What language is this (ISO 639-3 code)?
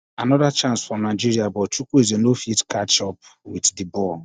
pcm